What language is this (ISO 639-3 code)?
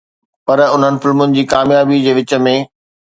snd